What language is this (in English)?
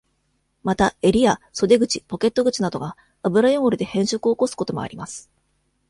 Japanese